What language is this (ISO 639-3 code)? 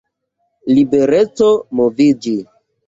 epo